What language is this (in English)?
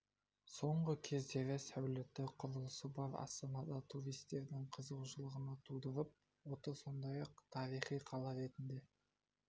Kazakh